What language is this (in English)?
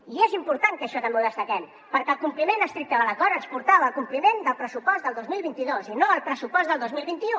Catalan